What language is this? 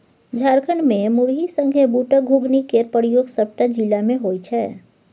Maithili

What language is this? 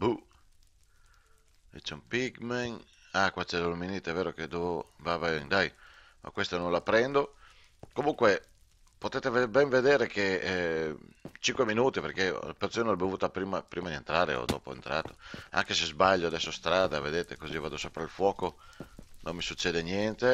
Italian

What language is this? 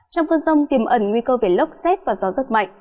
Vietnamese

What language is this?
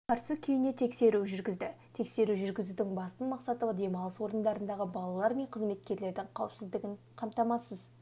Kazakh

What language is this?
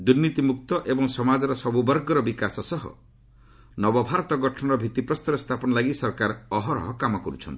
Odia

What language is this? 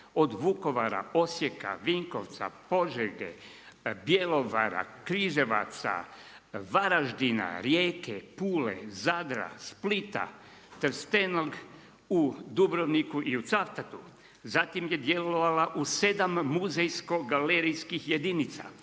Croatian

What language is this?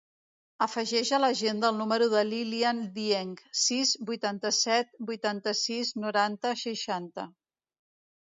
Catalan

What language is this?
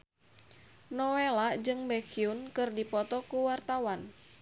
Sundanese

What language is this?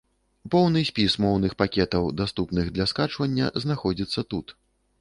Belarusian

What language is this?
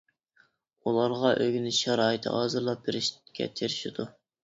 Uyghur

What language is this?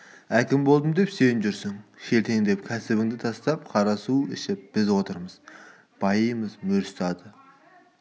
Kazakh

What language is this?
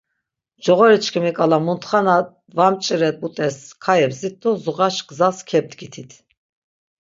Laz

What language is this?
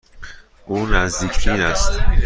Persian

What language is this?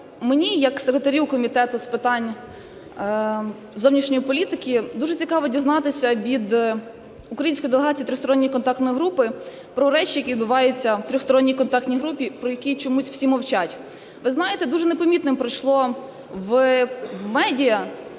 Ukrainian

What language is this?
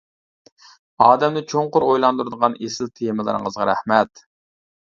Uyghur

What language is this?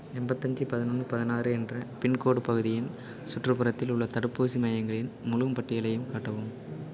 Tamil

